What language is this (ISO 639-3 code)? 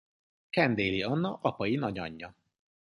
hun